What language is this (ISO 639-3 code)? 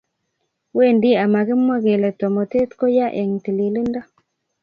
kln